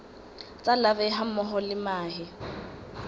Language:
Southern Sotho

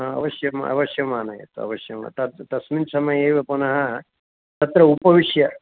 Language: Sanskrit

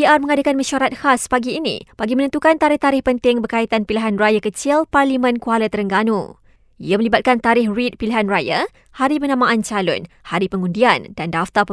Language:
Malay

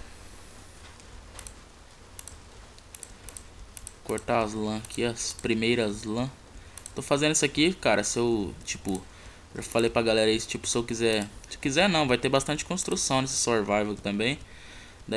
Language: Portuguese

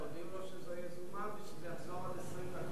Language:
Hebrew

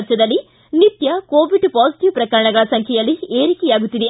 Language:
Kannada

